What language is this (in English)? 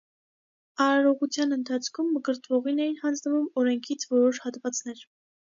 Armenian